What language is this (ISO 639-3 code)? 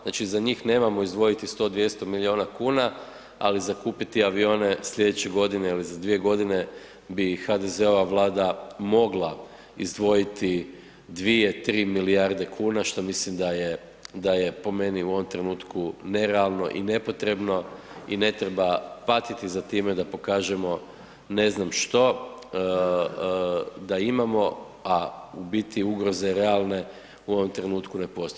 hrv